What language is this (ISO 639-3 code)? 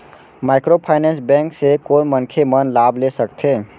hne